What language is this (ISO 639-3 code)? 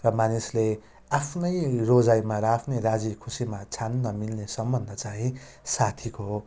nep